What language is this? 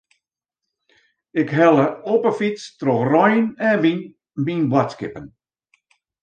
Western Frisian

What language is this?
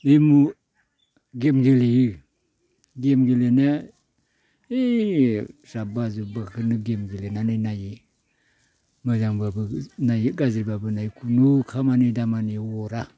Bodo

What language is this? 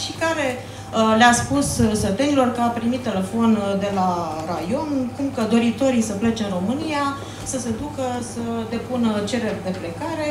Romanian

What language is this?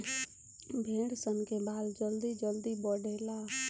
Bhojpuri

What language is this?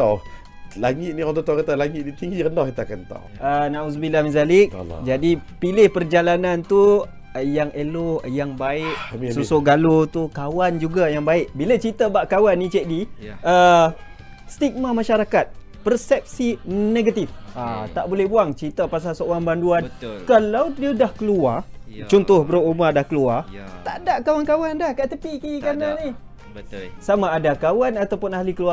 Malay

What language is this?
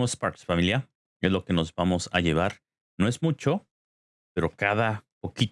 Spanish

